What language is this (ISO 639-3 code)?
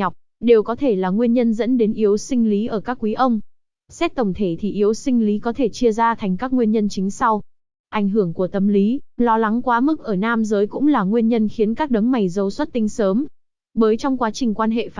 vie